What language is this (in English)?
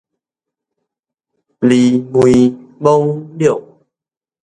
Min Nan Chinese